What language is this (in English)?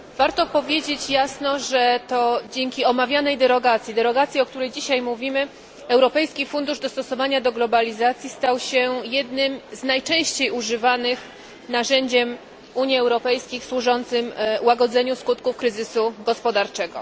Polish